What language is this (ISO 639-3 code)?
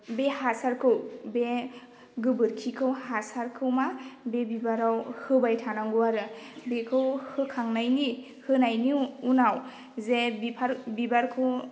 brx